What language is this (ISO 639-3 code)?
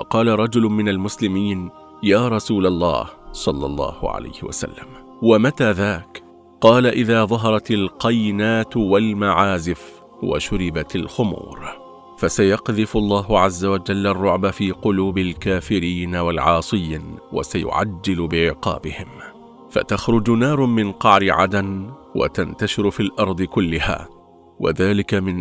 ara